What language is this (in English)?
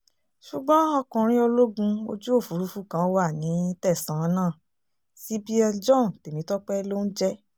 Yoruba